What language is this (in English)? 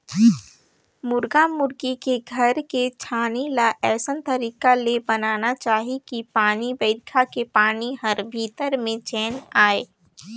Chhattisgarhi